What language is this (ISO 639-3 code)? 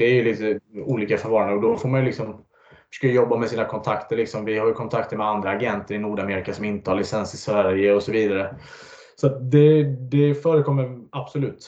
swe